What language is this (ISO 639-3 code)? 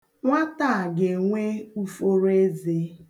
ibo